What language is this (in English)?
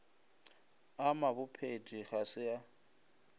Northern Sotho